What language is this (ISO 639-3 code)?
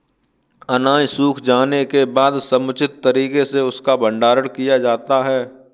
hin